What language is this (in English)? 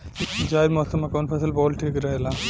Bhojpuri